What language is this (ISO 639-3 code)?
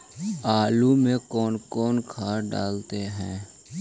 mag